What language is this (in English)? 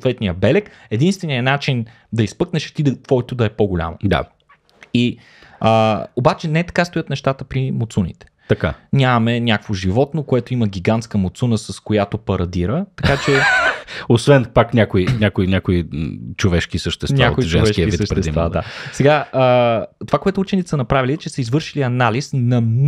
Bulgarian